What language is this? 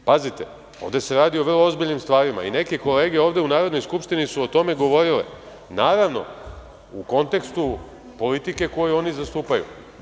Serbian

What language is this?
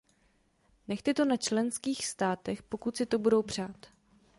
Czech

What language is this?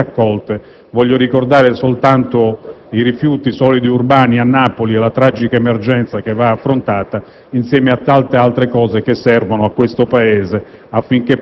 Italian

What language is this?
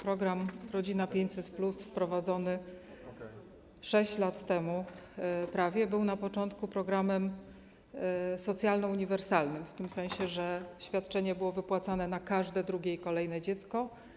Polish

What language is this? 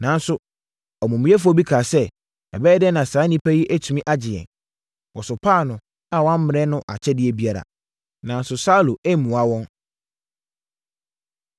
Akan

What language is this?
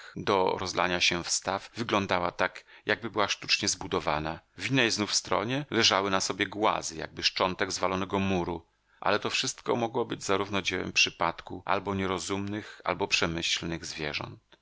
Polish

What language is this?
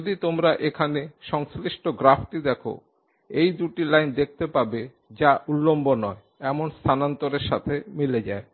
Bangla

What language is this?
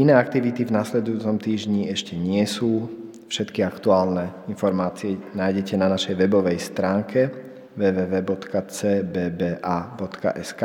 Slovak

